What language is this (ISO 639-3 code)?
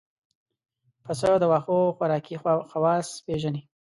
pus